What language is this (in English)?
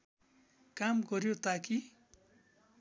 Nepali